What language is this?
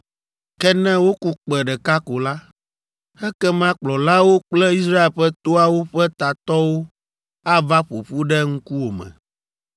Ewe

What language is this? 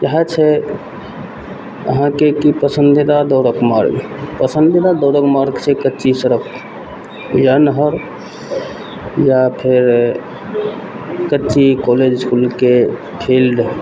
Maithili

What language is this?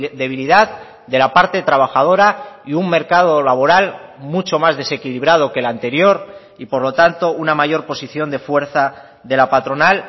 Spanish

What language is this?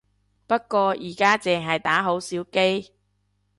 Cantonese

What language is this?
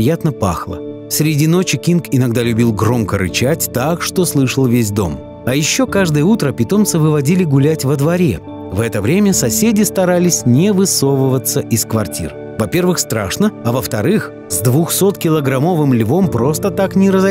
Russian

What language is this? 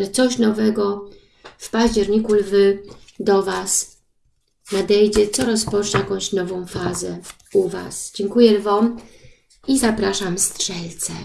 Polish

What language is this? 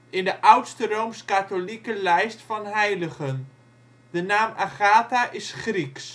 Dutch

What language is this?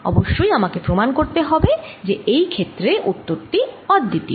Bangla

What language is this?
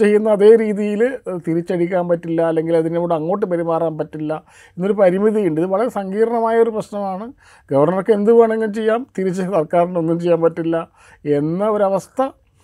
Malayalam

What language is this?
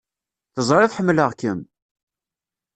Kabyle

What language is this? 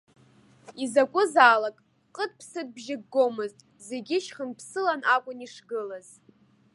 Abkhazian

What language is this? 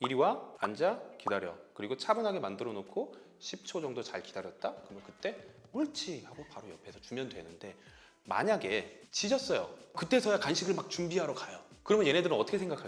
Korean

